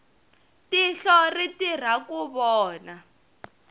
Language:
Tsonga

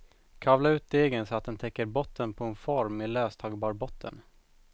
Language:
Swedish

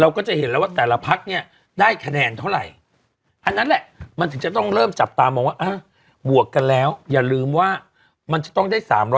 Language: Thai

